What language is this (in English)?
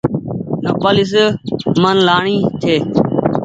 Goaria